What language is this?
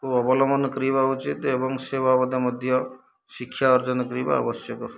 Odia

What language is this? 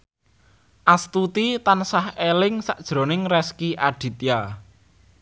Javanese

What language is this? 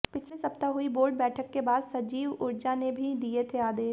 Hindi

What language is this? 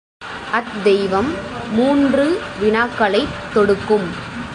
Tamil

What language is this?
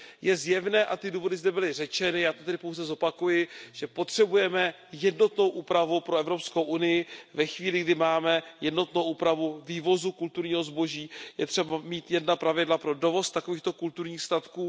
Czech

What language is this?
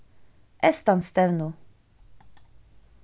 Faroese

